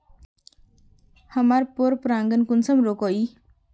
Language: Magahi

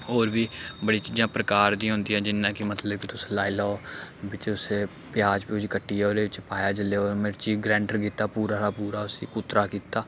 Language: Dogri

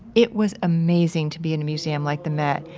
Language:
English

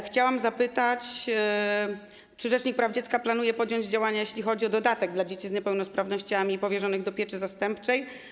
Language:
Polish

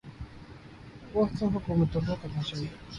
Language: Urdu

